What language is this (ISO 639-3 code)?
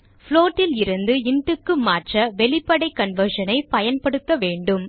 tam